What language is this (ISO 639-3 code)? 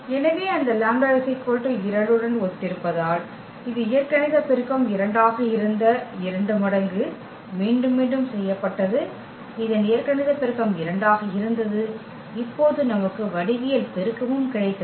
tam